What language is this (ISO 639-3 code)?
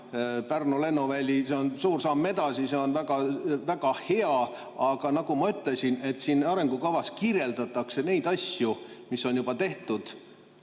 est